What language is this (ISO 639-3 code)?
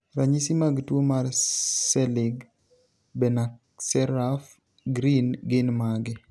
luo